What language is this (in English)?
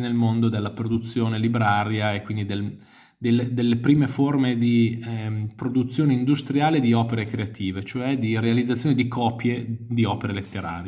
Italian